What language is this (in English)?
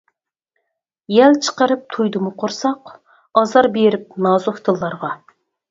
Uyghur